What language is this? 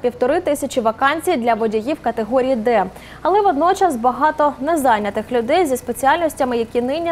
Ukrainian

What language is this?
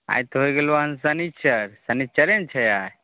Maithili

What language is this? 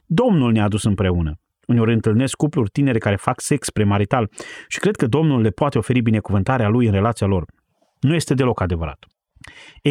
Romanian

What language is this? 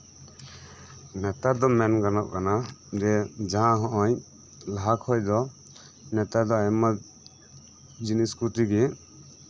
Santali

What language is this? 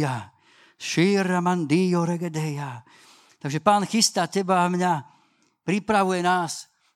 Slovak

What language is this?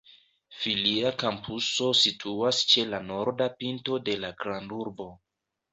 Esperanto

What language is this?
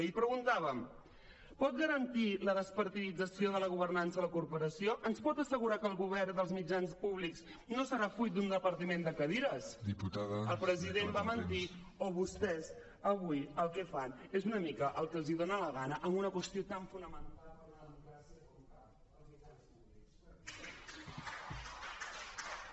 Catalan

